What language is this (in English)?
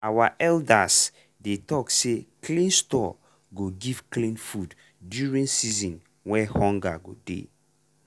Nigerian Pidgin